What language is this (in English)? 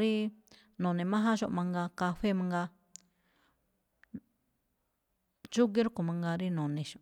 Malinaltepec Me'phaa